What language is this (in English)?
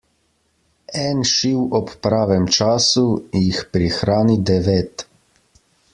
Slovenian